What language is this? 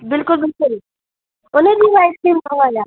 Sindhi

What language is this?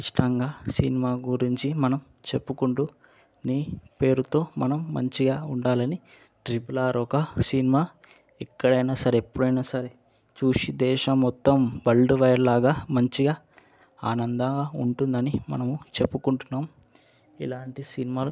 Telugu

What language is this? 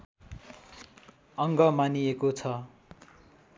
Nepali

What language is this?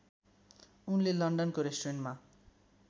Nepali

